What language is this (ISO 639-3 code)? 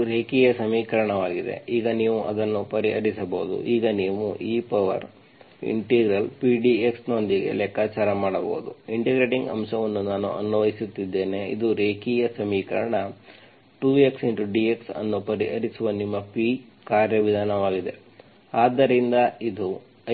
kan